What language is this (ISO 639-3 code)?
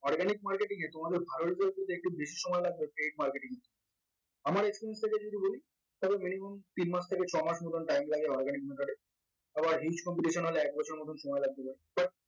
ben